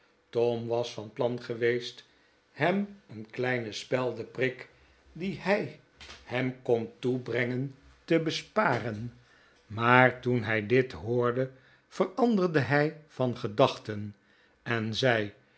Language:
Dutch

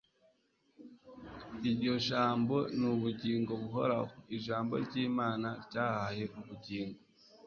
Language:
Kinyarwanda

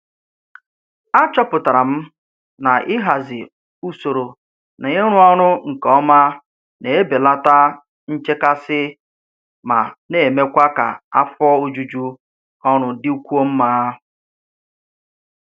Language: Igbo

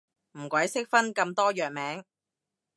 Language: Cantonese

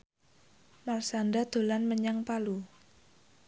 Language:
Javanese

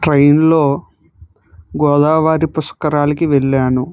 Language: Telugu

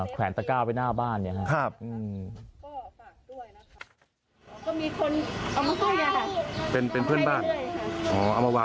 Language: Thai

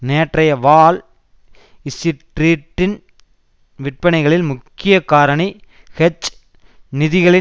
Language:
Tamil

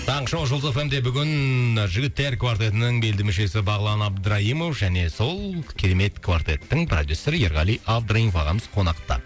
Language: Kazakh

